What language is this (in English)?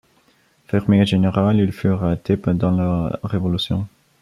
French